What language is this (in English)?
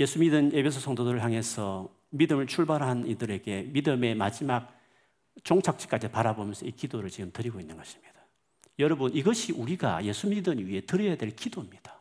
Korean